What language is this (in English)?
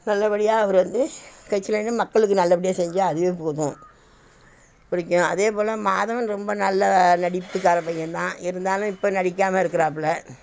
Tamil